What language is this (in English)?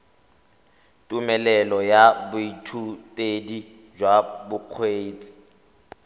Tswana